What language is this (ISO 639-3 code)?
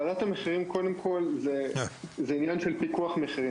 heb